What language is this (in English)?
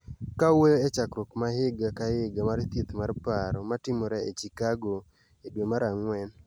Luo (Kenya and Tanzania)